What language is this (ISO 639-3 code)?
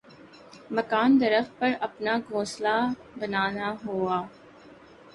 urd